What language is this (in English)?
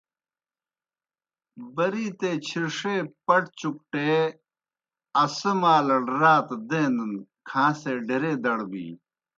Kohistani Shina